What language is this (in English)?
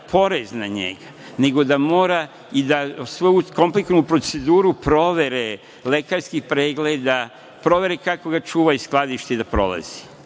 Serbian